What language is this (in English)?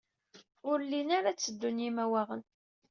Kabyle